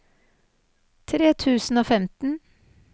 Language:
Norwegian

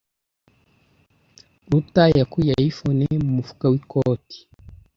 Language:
Kinyarwanda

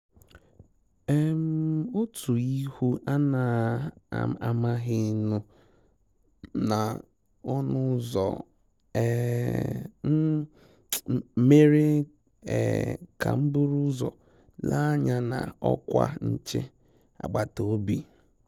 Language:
Igbo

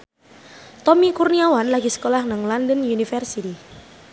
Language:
Javanese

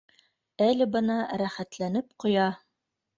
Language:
Bashkir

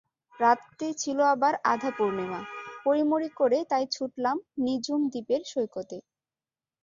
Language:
Bangla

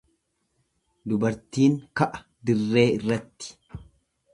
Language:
Oromo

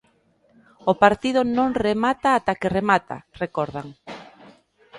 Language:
Galician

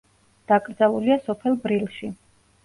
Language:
Georgian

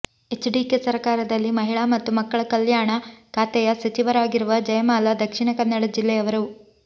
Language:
Kannada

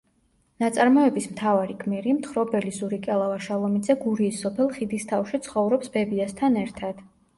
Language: Georgian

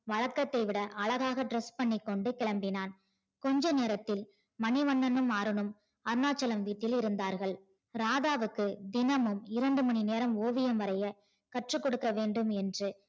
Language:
Tamil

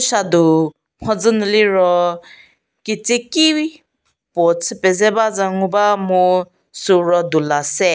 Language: Angami Naga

